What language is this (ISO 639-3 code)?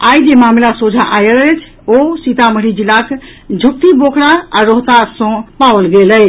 mai